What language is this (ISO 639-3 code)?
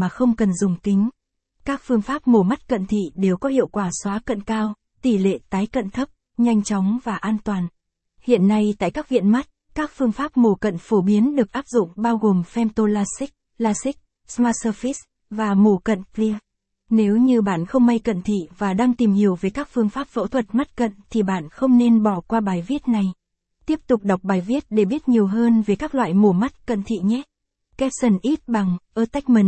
vie